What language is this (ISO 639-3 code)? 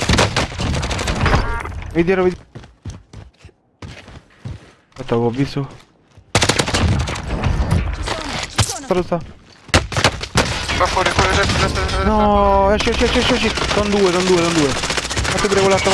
ita